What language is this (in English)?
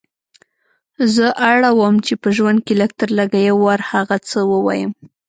Pashto